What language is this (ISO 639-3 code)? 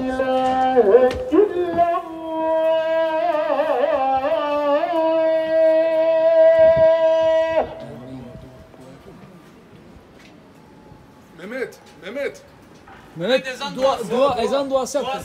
tur